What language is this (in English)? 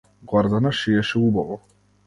Macedonian